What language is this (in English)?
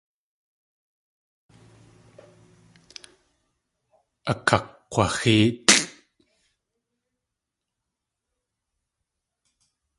Tlingit